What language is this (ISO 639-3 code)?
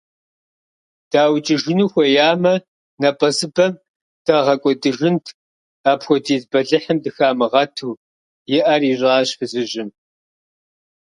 kbd